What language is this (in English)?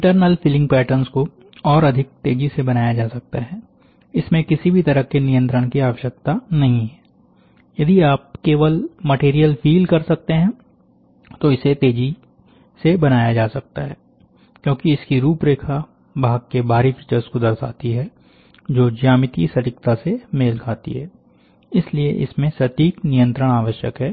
Hindi